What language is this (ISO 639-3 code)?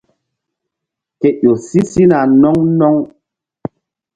mdd